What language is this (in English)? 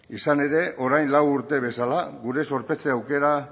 Basque